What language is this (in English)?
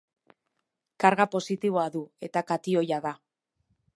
Basque